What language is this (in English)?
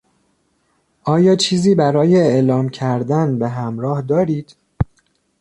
Persian